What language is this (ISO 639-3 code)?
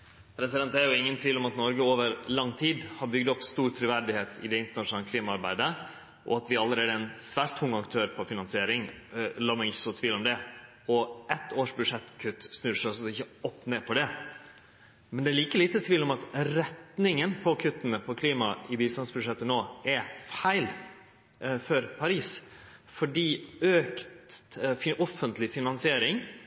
nno